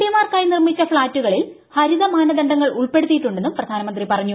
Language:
Malayalam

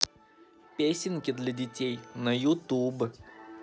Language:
Russian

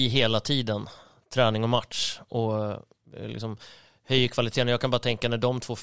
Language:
Swedish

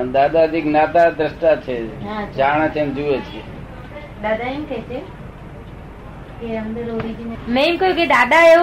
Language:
Gujarati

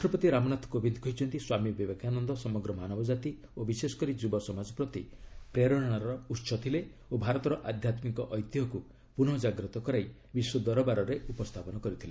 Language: Odia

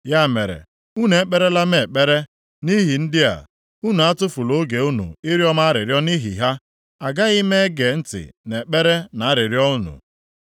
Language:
Igbo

